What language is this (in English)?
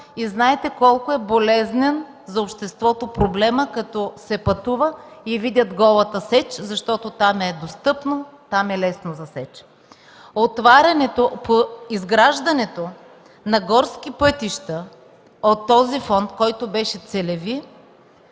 Bulgarian